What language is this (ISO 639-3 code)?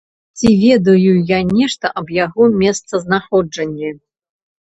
bel